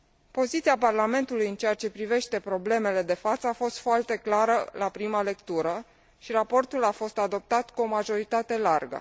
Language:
Romanian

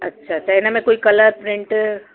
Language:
Sindhi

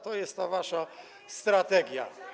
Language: Polish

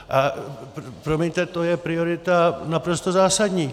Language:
Czech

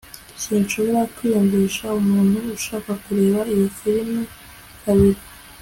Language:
Kinyarwanda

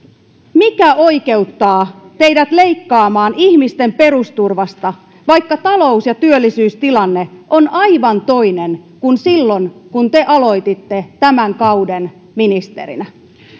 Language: Finnish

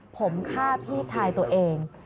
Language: Thai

